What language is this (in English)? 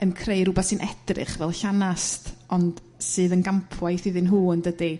Welsh